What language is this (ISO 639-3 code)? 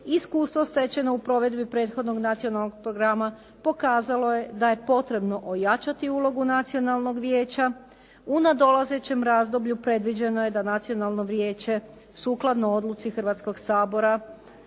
hrv